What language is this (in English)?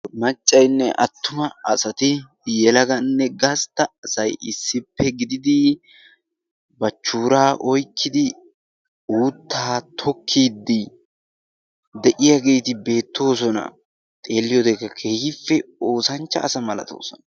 Wolaytta